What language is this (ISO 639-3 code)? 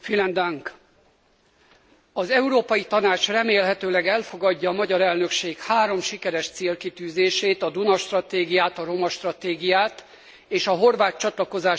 hun